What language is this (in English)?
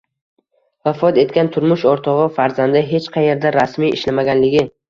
Uzbek